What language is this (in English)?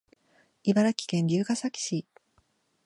Japanese